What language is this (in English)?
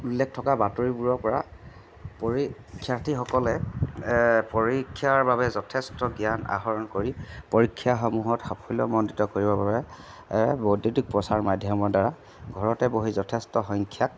Assamese